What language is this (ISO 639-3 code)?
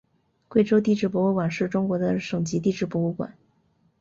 zho